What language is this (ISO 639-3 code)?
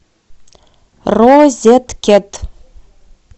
rus